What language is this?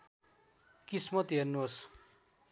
Nepali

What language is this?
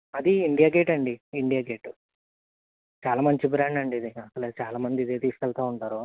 Telugu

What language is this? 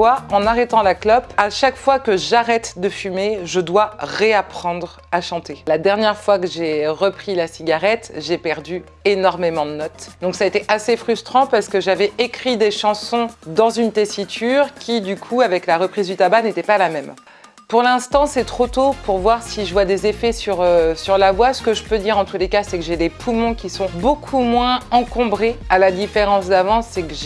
French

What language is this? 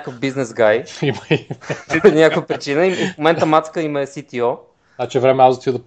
Bulgarian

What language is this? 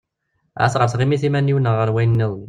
Kabyle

